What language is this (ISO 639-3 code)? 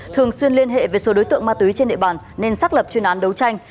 vie